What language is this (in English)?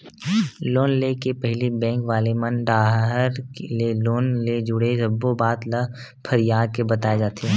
Chhattisgarhi